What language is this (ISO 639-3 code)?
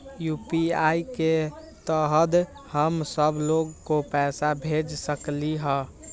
mag